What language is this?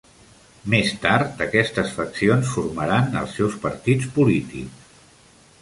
Catalan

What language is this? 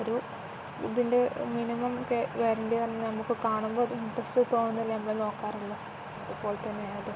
Malayalam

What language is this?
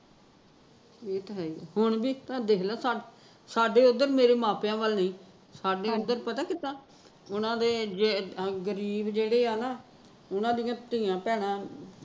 Punjabi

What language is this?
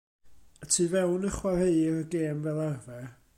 Welsh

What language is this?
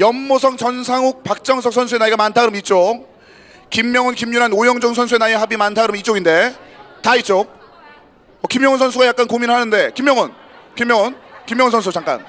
Korean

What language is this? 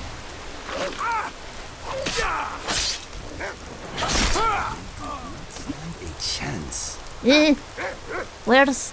English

